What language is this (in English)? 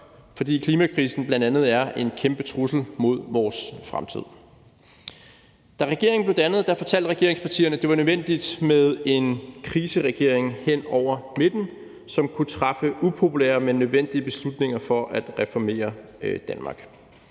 Danish